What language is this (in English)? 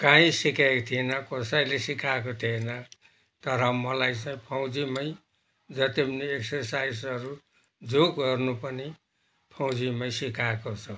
Nepali